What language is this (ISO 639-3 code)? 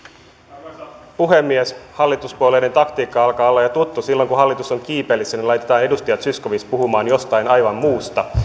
fin